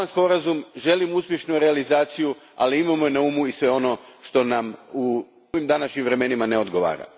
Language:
Croatian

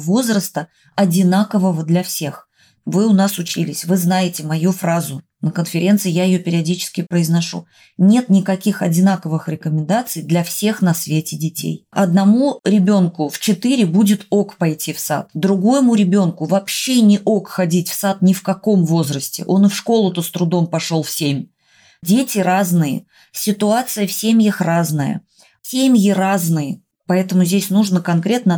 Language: Russian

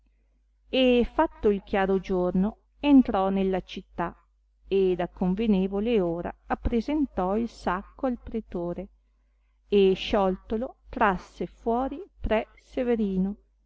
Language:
Italian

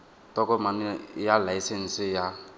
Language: Tswana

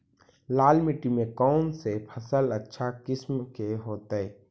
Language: Magahi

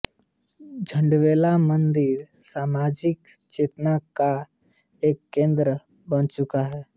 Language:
Hindi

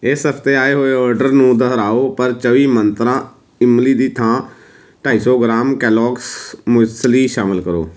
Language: Punjabi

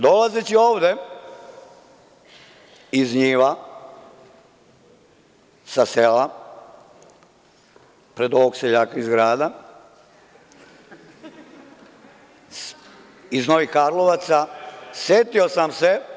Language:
Serbian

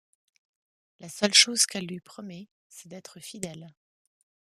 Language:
French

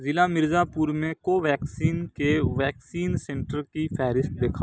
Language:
Urdu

